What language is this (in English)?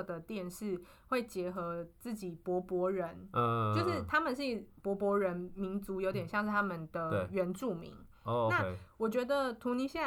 Chinese